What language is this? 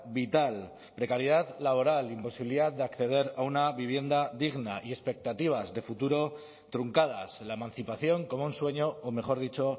Spanish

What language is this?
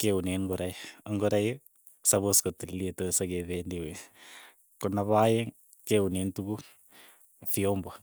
Keiyo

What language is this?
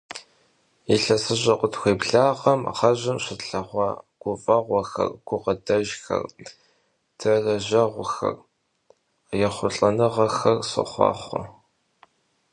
Kabardian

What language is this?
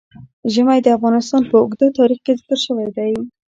Pashto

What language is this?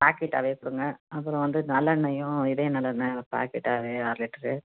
Tamil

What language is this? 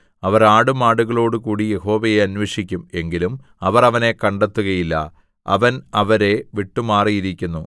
Malayalam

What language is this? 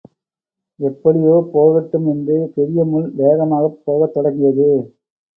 Tamil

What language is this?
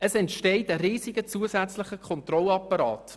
Swiss German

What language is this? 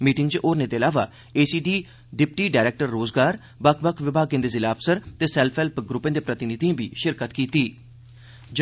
Dogri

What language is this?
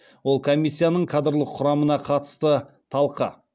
Kazakh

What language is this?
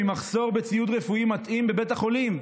Hebrew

